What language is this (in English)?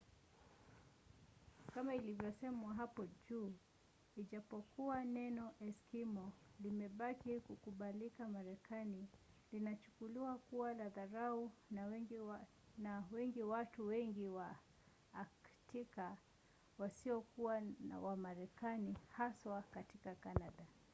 Swahili